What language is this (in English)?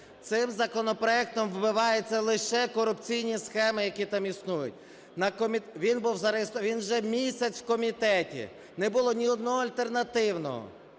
Ukrainian